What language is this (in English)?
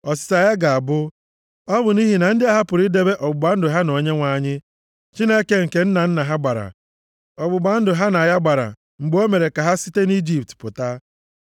Igbo